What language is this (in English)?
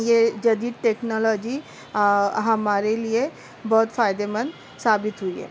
Urdu